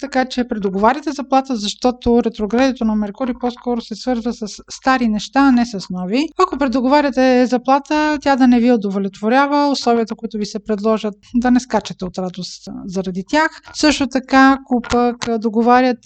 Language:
Bulgarian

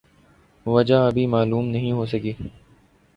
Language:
Urdu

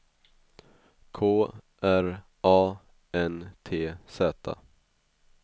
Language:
Swedish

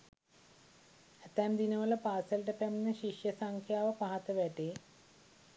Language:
Sinhala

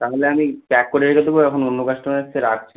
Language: Bangla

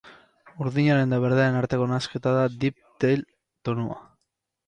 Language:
Basque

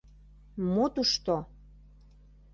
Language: Mari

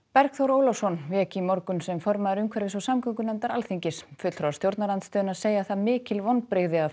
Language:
Icelandic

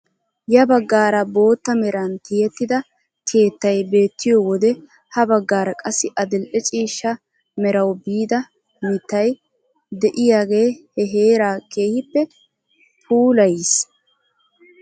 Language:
Wolaytta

